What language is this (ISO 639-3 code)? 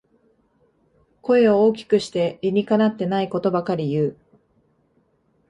jpn